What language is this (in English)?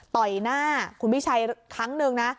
Thai